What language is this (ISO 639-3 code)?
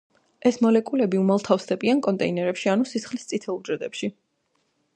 kat